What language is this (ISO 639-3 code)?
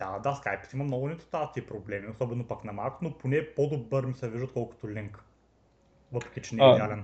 bul